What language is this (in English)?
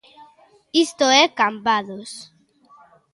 Galician